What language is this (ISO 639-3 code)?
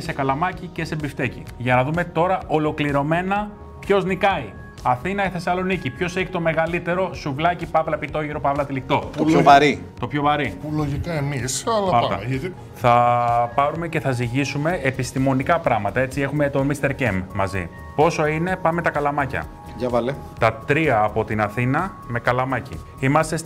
ell